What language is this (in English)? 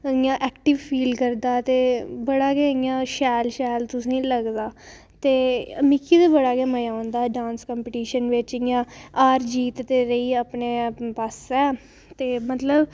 Dogri